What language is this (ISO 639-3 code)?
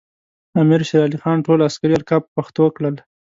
pus